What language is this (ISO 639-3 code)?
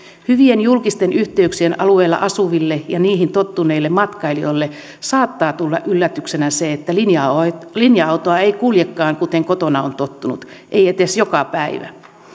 fin